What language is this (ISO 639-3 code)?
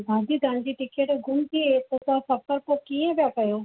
snd